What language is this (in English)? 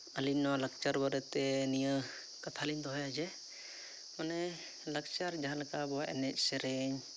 Santali